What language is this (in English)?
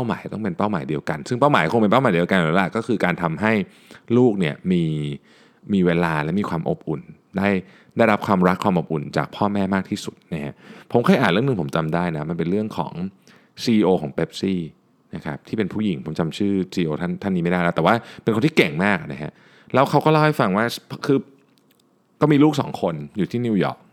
Thai